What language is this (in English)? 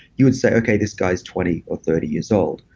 English